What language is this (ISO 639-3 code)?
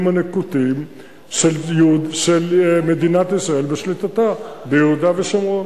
heb